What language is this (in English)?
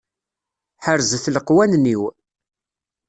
Kabyle